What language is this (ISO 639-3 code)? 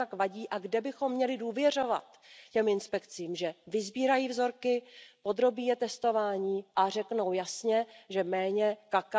ces